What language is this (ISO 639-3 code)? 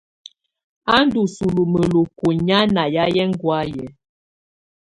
tvu